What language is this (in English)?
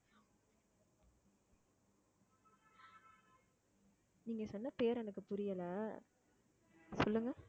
Tamil